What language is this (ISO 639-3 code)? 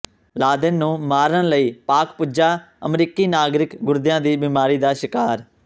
pan